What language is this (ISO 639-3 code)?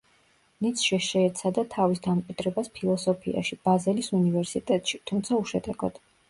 kat